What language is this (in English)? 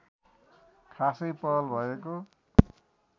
Nepali